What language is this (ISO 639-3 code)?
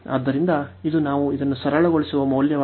kan